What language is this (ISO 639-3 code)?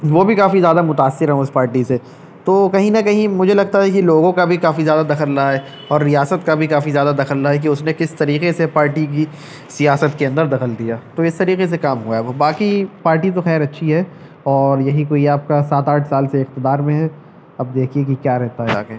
urd